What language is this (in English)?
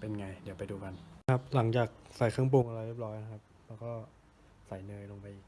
Thai